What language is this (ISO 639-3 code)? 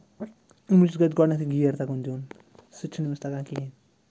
kas